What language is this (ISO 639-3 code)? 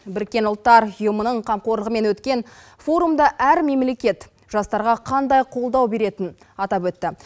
kaz